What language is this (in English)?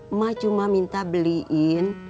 Indonesian